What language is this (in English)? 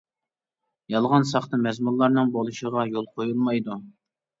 Uyghur